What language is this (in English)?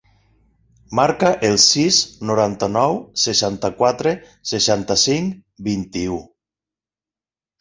Catalan